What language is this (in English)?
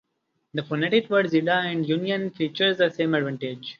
English